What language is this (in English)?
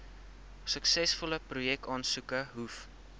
Afrikaans